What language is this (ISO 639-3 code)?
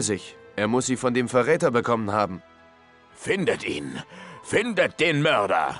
deu